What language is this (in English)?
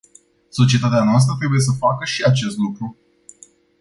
Romanian